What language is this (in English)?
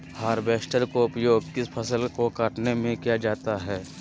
Magahi